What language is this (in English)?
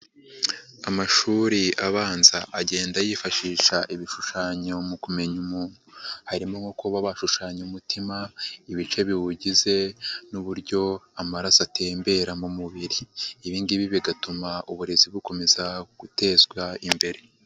Kinyarwanda